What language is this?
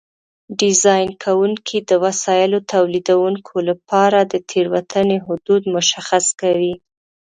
Pashto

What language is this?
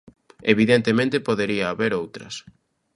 Galician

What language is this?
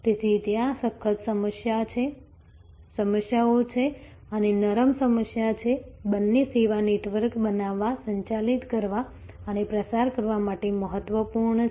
Gujarati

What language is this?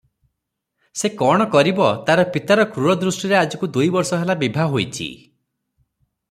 Odia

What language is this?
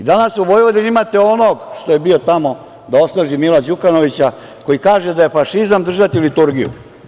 Serbian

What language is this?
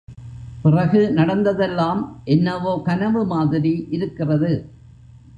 Tamil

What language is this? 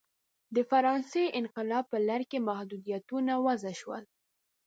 Pashto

